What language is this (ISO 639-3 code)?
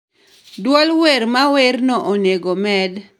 luo